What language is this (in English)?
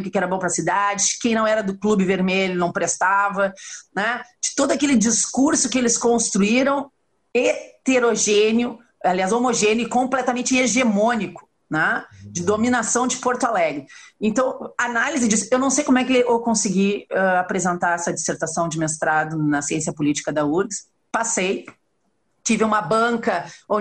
Portuguese